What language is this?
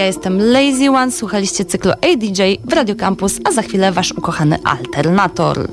Polish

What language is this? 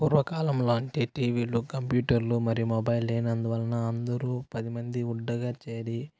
Telugu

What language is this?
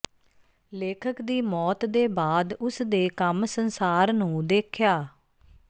Punjabi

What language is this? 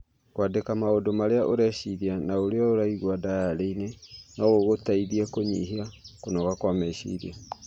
Kikuyu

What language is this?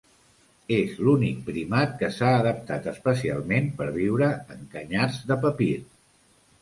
Catalan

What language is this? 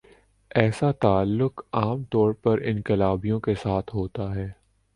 Urdu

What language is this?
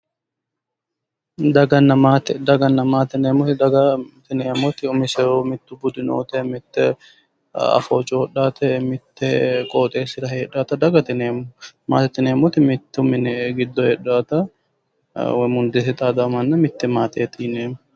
Sidamo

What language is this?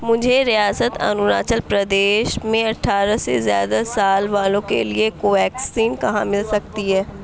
Urdu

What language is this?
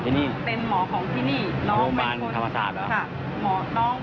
Thai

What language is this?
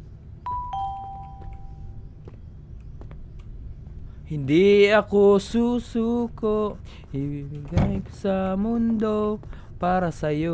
Filipino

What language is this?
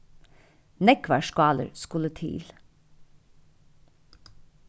Faroese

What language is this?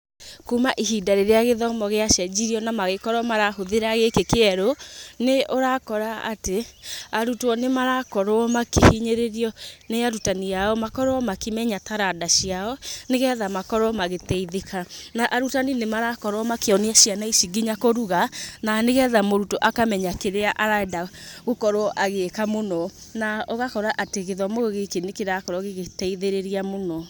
Kikuyu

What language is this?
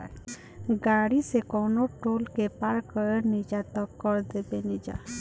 Bhojpuri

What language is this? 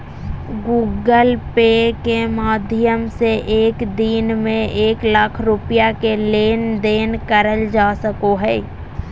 Magahi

